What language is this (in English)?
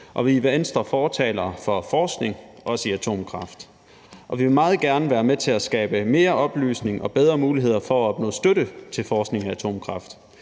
Danish